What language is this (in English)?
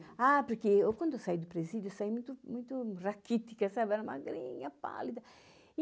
Portuguese